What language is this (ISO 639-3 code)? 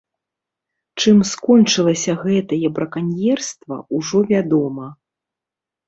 bel